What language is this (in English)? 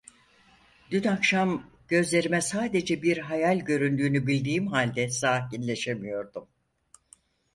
Turkish